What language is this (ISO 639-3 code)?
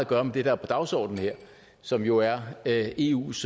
dan